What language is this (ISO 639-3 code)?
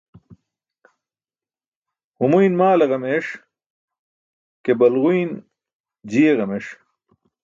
bsk